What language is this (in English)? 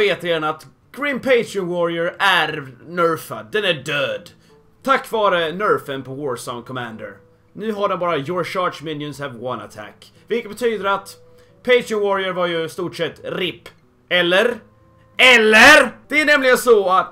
Swedish